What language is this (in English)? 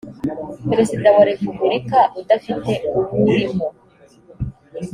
Kinyarwanda